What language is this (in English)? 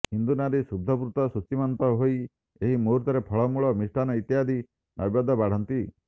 Odia